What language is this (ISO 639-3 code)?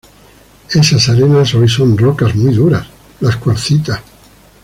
spa